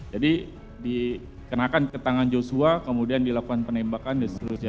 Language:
Indonesian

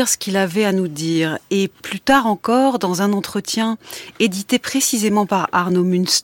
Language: French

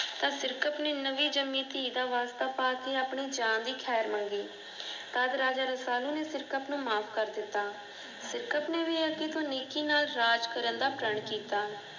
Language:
Punjabi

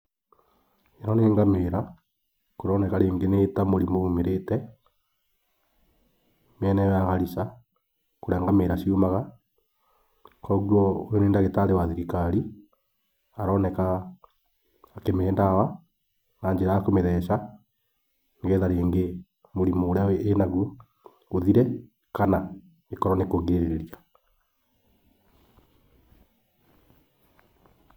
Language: Kikuyu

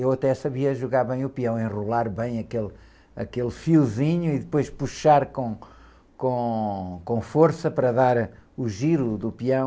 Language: Portuguese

